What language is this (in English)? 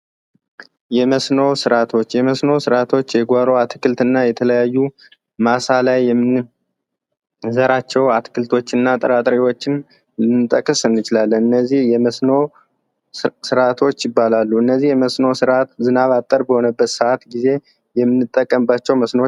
Amharic